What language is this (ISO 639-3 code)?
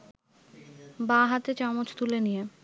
ben